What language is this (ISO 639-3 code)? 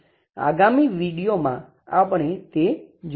guj